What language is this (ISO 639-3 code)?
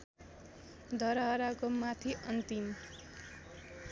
nep